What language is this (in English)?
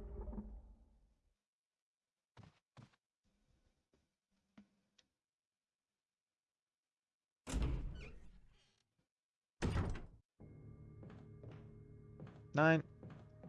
German